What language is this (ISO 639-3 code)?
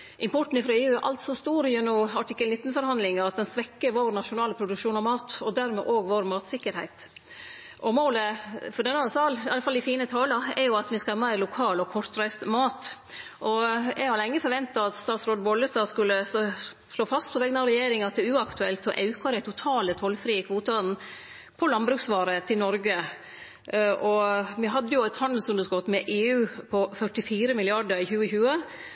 nno